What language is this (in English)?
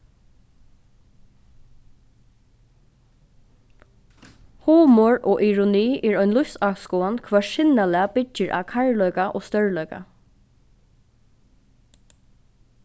Faroese